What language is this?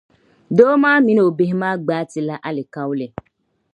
Dagbani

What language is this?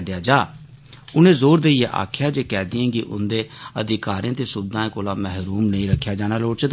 Dogri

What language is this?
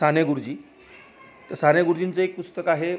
Marathi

